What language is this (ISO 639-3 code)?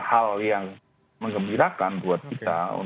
ind